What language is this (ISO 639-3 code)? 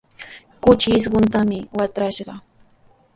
qws